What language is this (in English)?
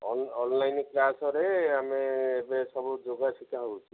Odia